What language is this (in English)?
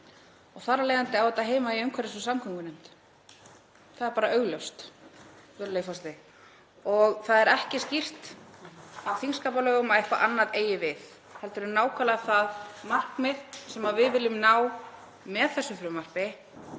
Icelandic